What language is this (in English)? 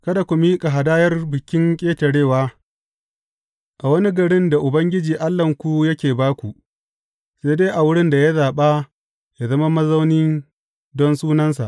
Hausa